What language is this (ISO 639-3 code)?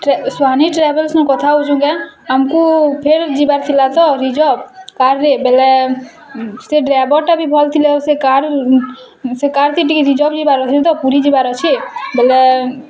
ori